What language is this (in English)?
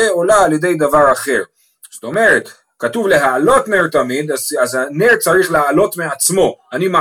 Hebrew